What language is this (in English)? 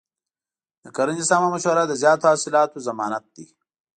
Pashto